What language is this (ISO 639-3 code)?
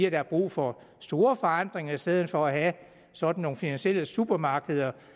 dan